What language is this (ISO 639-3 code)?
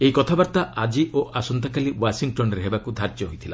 ori